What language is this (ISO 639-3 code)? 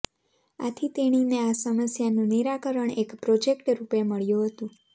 guj